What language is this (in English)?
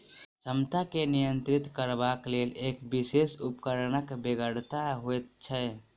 Maithili